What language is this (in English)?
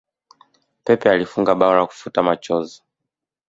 Swahili